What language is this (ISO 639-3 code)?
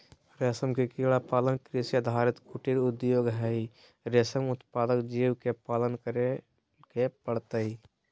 mag